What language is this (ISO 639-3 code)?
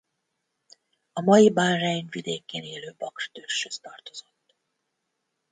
hun